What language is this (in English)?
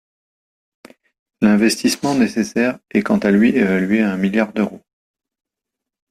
French